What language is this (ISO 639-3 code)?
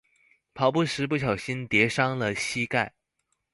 zho